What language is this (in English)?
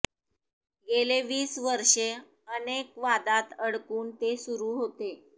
Marathi